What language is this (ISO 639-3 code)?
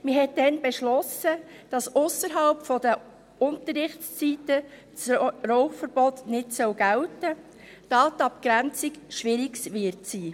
gsw